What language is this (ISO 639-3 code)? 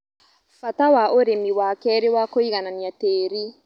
kik